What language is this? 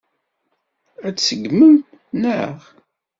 Kabyle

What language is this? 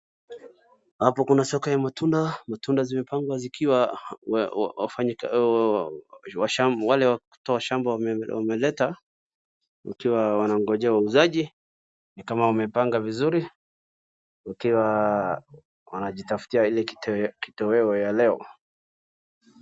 Swahili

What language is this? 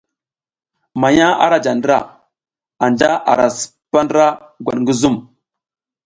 South Giziga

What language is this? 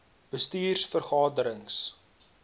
Afrikaans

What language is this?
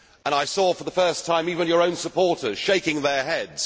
English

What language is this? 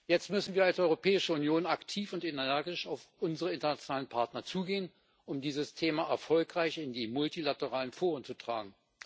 German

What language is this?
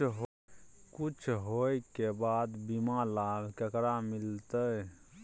Maithili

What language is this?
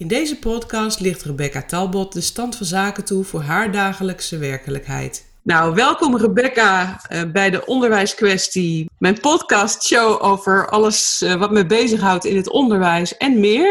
Dutch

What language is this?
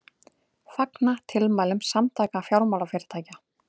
Icelandic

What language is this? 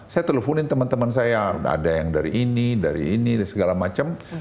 Indonesian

